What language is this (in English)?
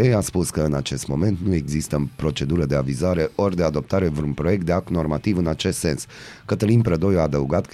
Romanian